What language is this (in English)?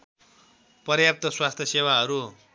Nepali